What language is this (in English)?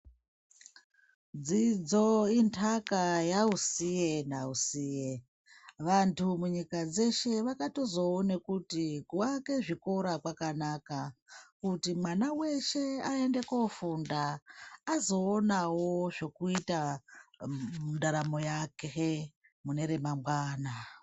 Ndau